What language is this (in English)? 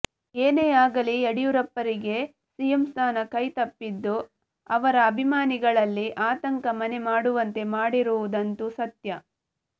Kannada